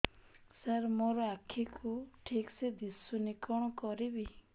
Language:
Odia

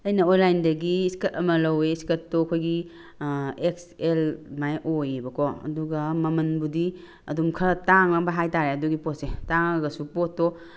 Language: Manipuri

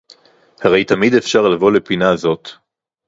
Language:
Hebrew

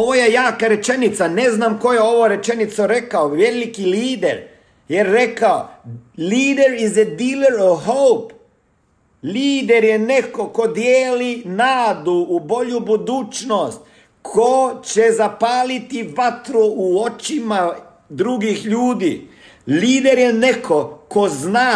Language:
Croatian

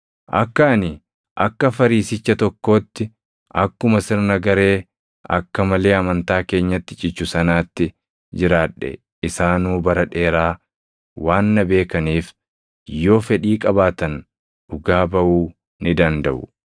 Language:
Oromo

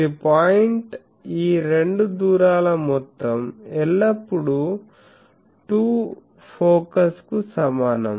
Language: Telugu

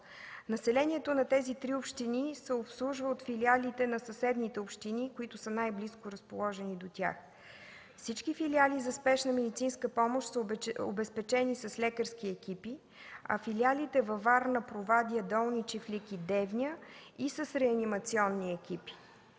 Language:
Bulgarian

